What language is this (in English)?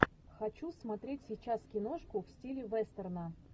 Russian